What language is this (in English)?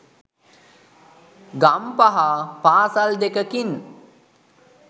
Sinhala